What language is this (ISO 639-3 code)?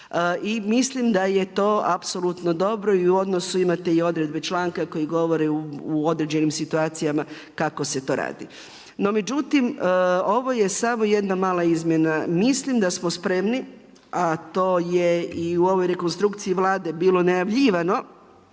hrv